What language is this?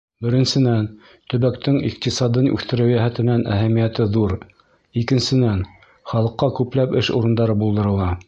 Bashkir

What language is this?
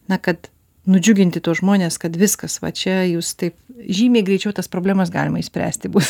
Lithuanian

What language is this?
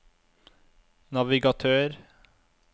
Norwegian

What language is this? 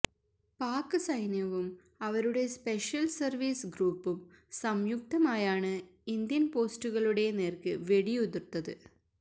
Malayalam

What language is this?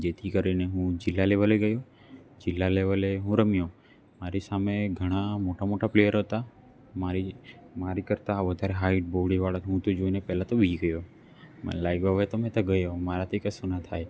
Gujarati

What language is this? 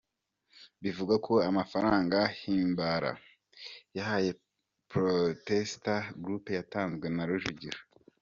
Kinyarwanda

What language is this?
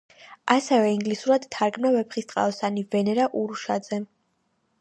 Georgian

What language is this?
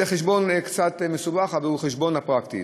Hebrew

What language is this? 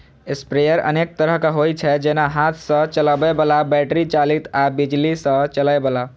Maithili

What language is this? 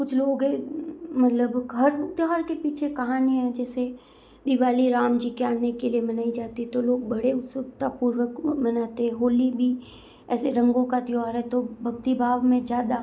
Hindi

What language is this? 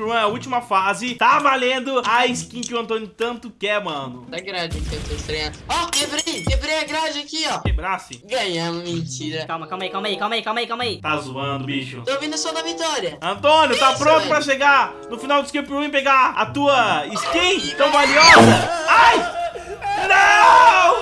Portuguese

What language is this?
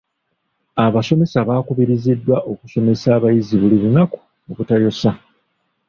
Ganda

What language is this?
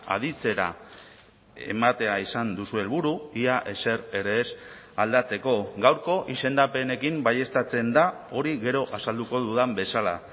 Basque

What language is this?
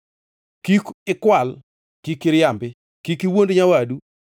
Luo (Kenya and Tanzania)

